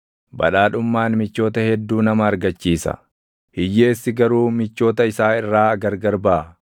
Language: Oromo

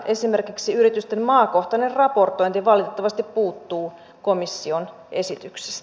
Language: Finnish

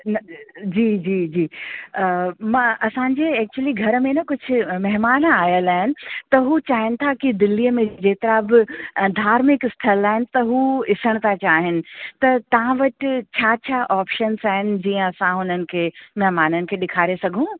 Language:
Sindhi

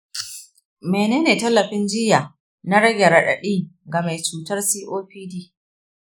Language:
Hausa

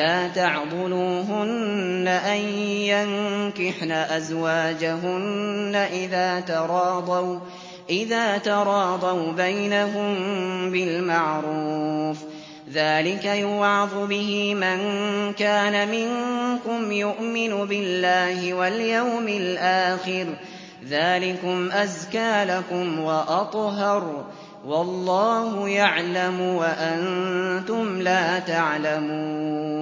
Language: Arabic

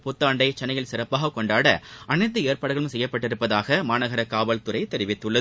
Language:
Tamil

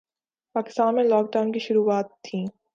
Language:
Urdu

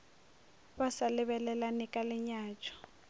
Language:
Northern Sotho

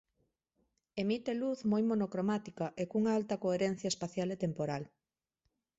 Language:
Galician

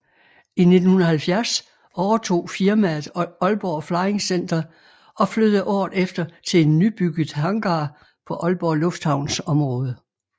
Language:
Danish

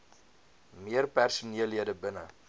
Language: Afrikaans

